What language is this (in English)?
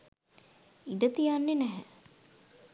Sinhala